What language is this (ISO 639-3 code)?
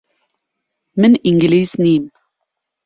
ckb